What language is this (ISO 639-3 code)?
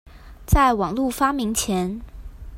zho